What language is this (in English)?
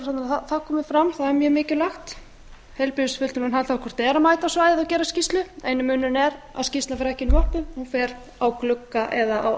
Icelandic